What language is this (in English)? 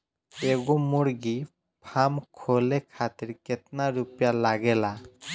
Bhojpuri